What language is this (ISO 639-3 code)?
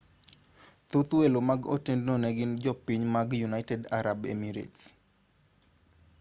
luo